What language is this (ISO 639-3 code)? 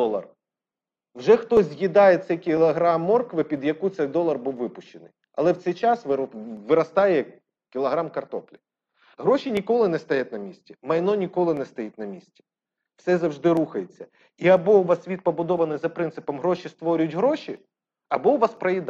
ukr